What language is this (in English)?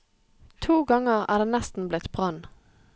Norwegian